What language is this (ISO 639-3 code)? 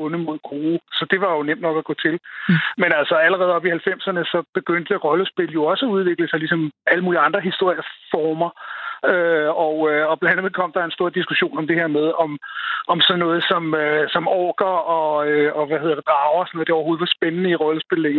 dan